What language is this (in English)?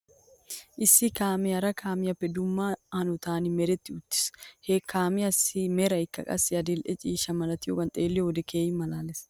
Wolaytta